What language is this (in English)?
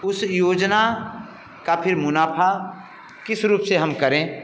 Hindi